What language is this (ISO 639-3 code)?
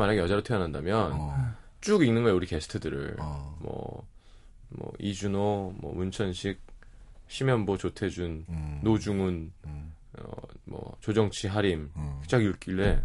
kor